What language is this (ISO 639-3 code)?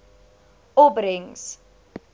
afr